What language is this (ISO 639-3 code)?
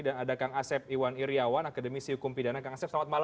ind